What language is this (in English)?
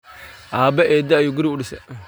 Somali